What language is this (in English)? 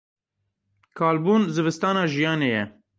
Kurdish